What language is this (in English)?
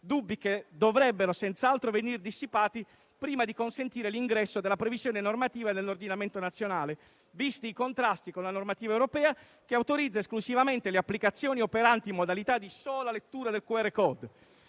Italian